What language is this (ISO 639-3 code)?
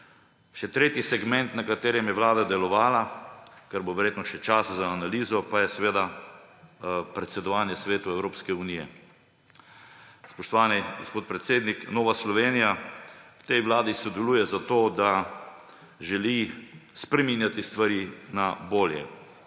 slv